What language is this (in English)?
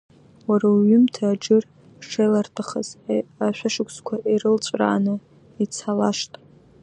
Abkhazian